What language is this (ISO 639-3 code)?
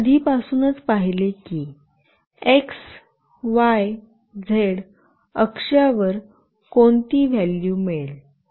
mar